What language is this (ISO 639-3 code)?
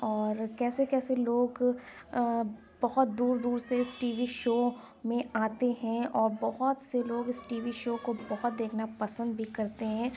urd